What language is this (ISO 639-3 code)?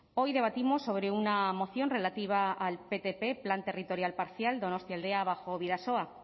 spa